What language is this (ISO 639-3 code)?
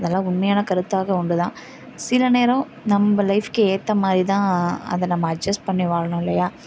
tam